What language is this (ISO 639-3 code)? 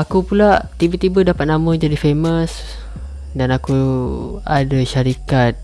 msa